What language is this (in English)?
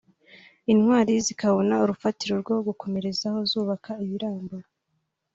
Kinyarwanda